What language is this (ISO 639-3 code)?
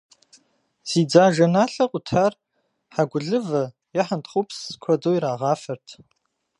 kbd